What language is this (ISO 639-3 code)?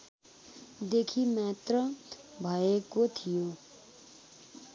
nep